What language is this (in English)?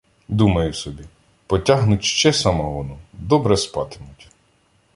Ukrainian